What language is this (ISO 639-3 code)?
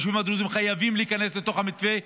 heb